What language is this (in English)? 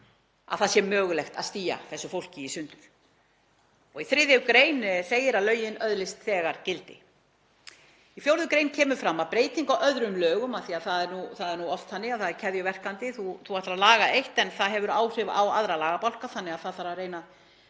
Icelandic